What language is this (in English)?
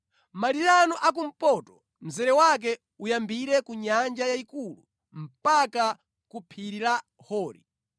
Nyanja